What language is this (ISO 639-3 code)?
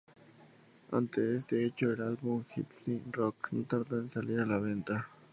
spa